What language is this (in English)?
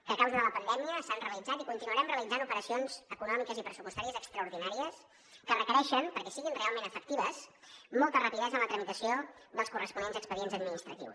Catalan